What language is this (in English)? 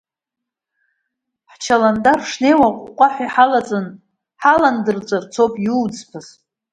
Abkhazian